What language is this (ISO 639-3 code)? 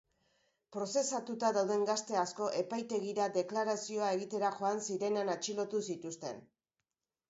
eus